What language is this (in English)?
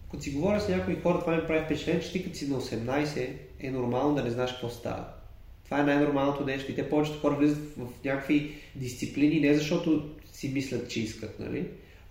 Bulgarian